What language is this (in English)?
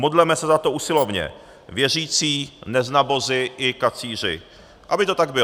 Czech